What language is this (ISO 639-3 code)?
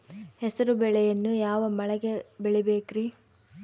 kan